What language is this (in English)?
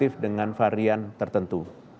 Indonesian